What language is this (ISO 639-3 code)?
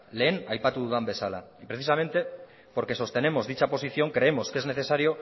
spa